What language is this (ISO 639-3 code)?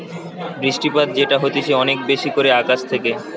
ben